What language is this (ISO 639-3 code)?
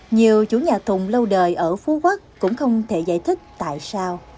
vie